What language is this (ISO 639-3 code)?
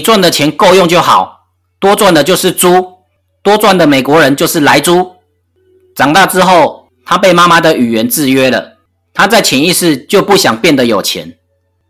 zho